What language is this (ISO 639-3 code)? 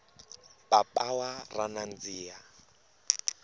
tso